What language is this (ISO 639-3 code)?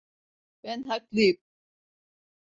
tur